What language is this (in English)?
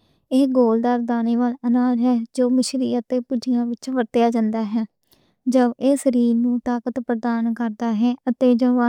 Western Panjabi